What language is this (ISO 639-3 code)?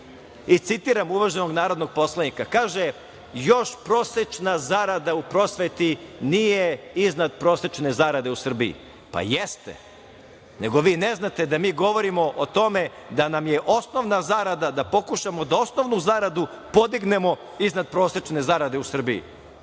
srp